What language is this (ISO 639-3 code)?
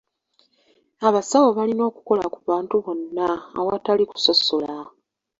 lug